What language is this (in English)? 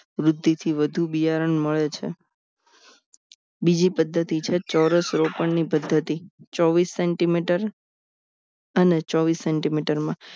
Gujarati